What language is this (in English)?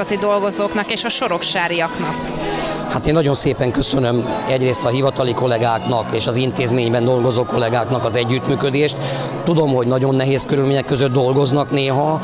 Hungarian